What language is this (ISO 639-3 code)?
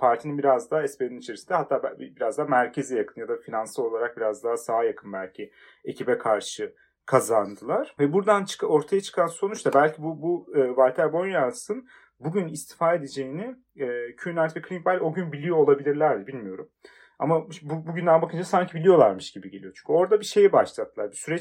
tur